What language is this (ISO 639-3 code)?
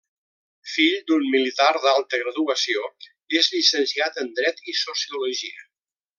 cat